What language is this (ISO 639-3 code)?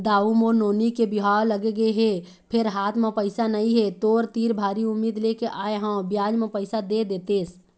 hne